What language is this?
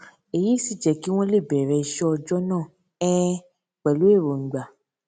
Yoruba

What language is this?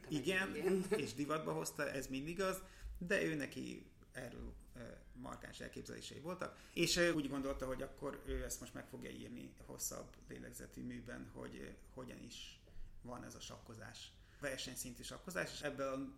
Hungarian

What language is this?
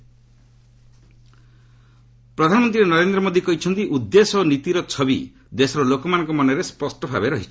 Odia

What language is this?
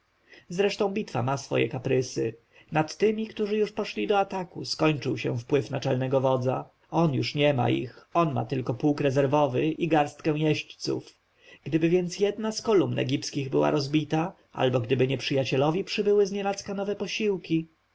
Polish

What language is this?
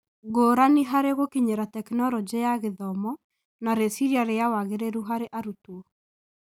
Kikuyu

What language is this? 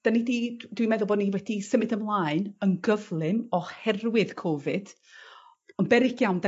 Welsh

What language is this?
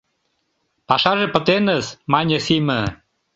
Mari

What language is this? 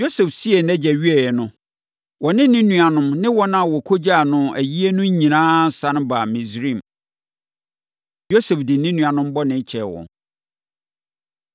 Akan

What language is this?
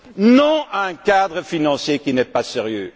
French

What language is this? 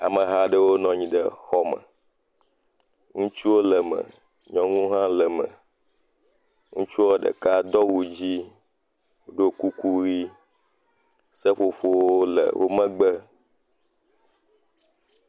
Ewe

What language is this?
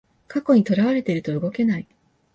Japanese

